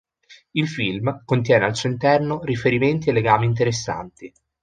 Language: Italian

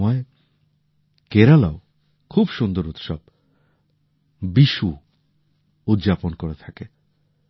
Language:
Bangla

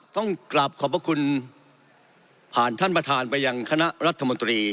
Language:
Thai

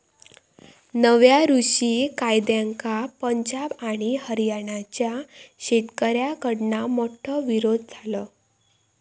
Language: Marathi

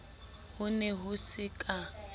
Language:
Southern Sotho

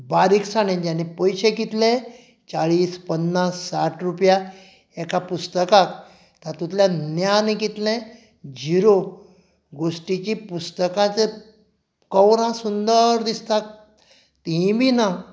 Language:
Konkani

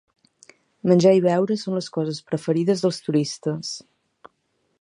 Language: Catalan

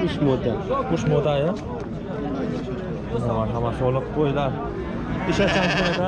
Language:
Turkish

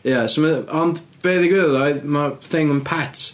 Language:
Welsh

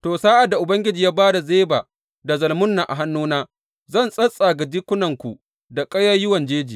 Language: Hausa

